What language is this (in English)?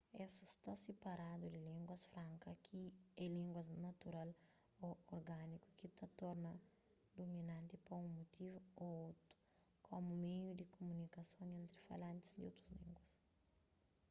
Kabuverdianu